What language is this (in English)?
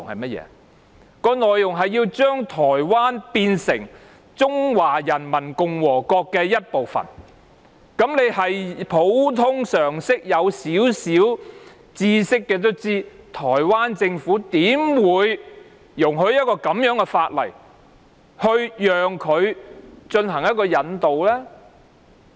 Cantonese